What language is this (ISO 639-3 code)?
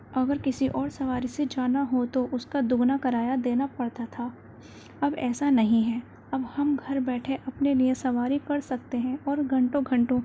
urd